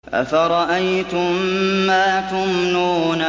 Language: Arabic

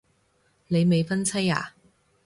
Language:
Cantonese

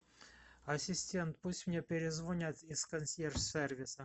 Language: Russian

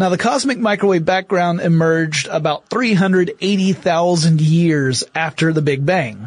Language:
English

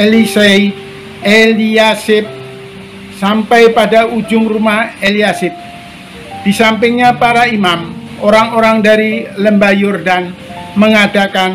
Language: Indonesian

